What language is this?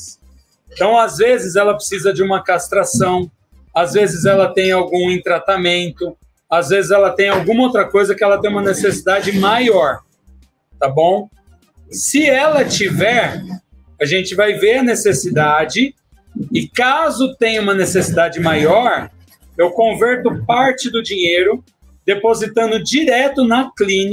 Portuguese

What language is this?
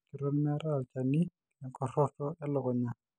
Masai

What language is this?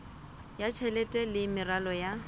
Southern Sotho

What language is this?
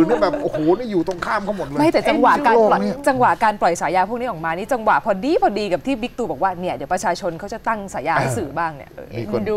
Thai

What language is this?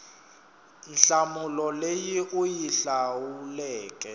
Tsonga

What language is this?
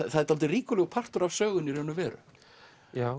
Icelandic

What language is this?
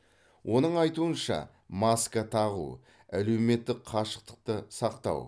Kazakh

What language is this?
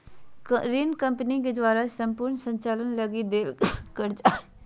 Magahi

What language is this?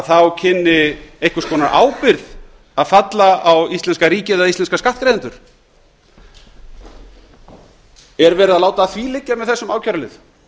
Icelandic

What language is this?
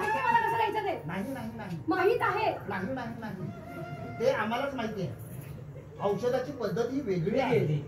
Marathi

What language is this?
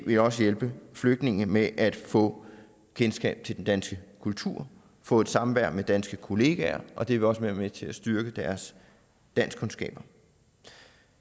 Danish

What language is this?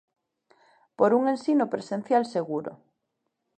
Galician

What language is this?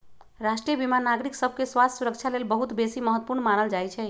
Magahi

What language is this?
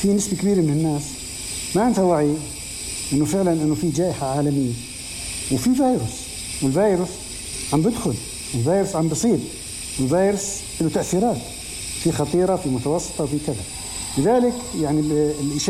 Arabic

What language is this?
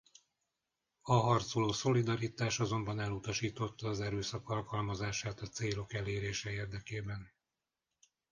Hungarian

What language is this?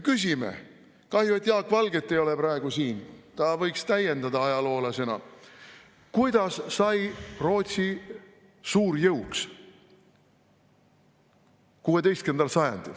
Estonian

